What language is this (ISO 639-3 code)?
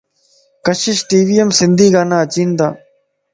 lss